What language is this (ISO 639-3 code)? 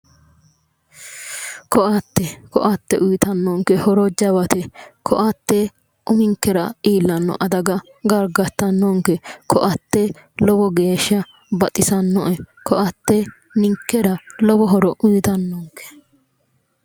sid